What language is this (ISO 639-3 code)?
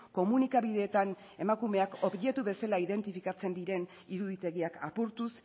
eus